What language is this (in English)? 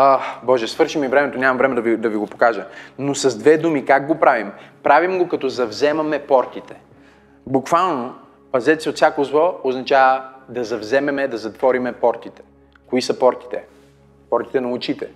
Bulgarian